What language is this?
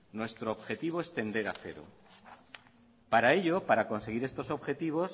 Spanish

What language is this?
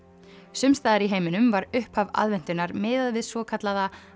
Icelandic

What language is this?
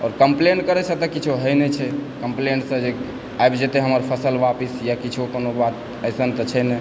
Maithili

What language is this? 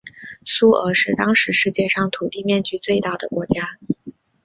Chinese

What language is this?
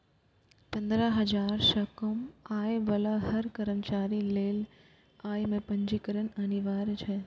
Maithili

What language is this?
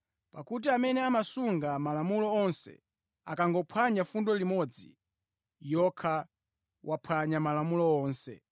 Nyanja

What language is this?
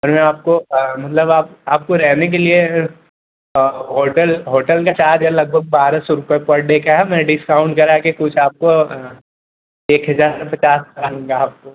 Hindi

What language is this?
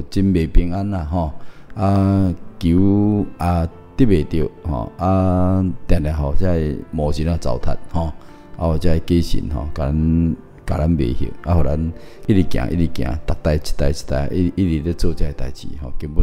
Chinese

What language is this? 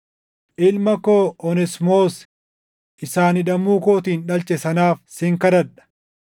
Oromo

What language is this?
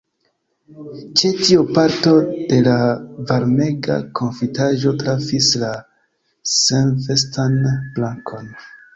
Esperanto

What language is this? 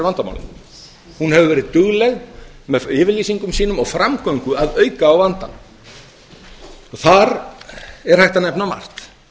Icelandic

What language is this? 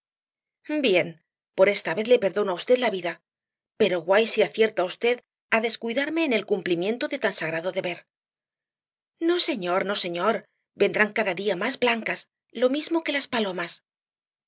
Spanish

